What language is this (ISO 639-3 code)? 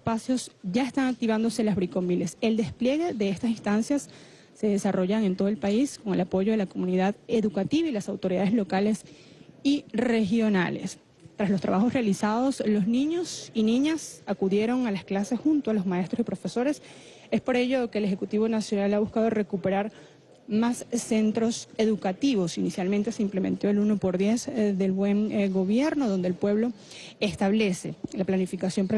spa